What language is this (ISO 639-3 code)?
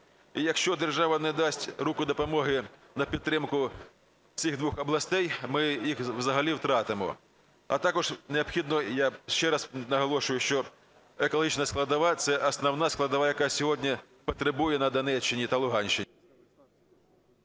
ukr